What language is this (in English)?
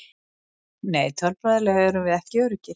Icelandic